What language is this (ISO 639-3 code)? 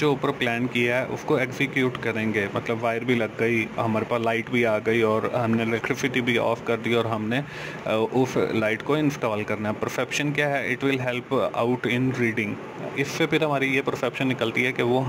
nld